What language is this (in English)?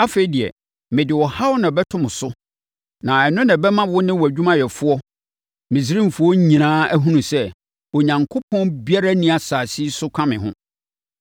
Akan